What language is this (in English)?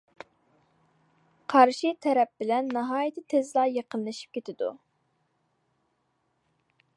Uyghur